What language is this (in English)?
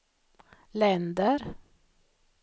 Swedish